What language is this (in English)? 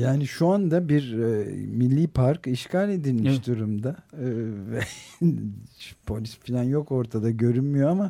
Turkish